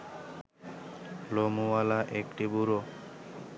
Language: Bangla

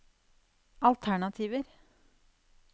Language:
Norwegian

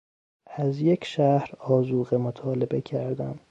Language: Persian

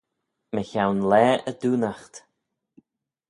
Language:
Manx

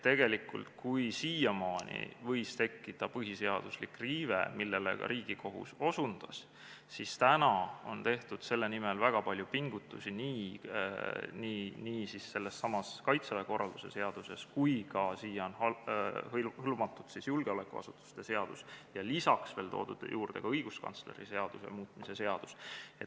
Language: Estonian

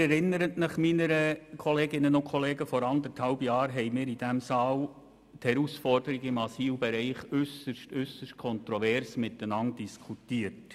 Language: Swiss German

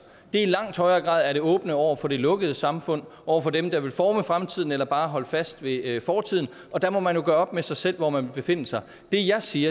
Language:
Danish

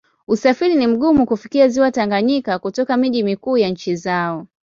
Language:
Swahili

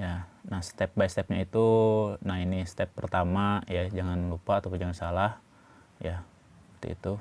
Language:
Indonesian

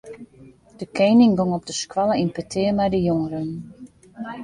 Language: Western Frisian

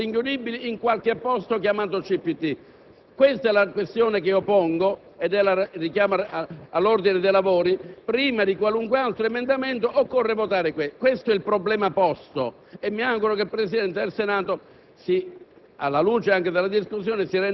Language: Italian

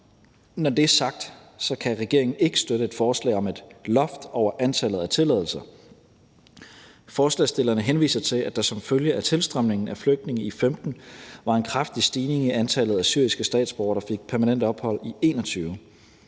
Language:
Danish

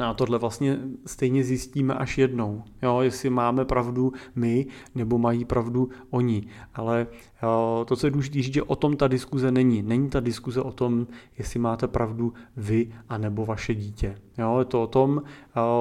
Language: Czech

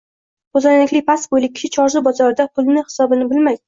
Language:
Uzbek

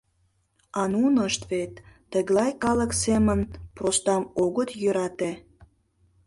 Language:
Mari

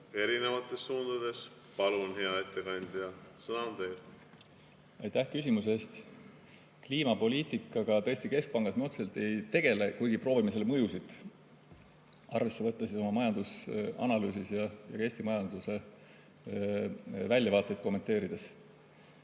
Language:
Estonian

